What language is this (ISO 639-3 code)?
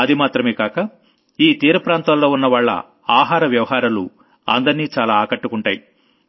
tel